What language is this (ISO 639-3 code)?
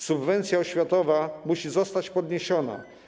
pol